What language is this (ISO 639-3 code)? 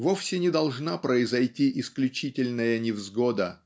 rus